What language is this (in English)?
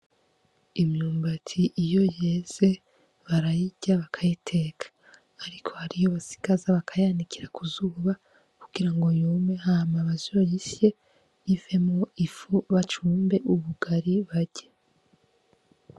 Rundi